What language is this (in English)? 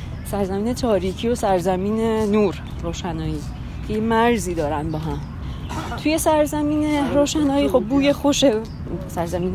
Persian